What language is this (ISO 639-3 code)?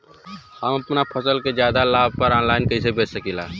bho